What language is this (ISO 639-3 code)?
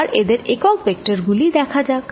ben